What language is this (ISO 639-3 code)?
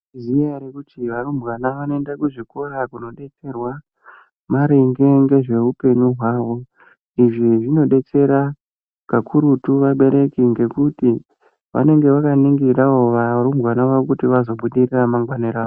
ndc